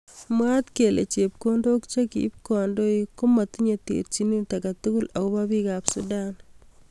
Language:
Kalenjin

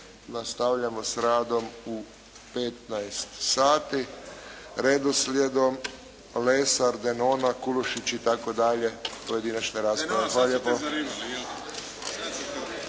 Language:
Croatian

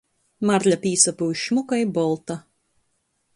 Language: Latgalian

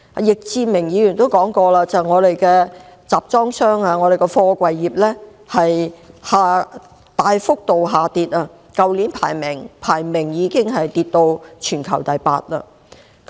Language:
Cantonese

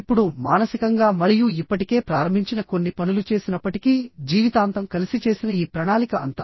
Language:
Telugu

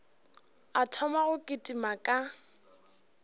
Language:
Northern Sotho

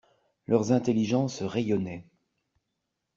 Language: French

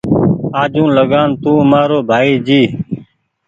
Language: Goaria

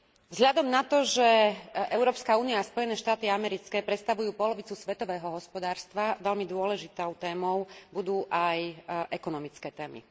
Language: Slovak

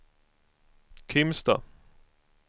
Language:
Swedish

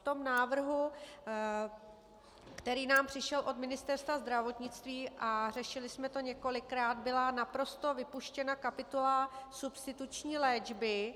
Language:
Czech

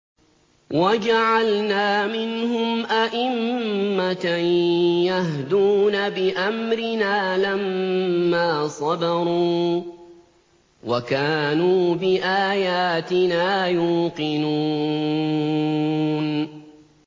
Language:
Arabic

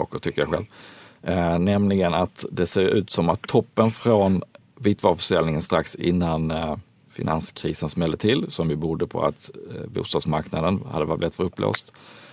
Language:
Swedish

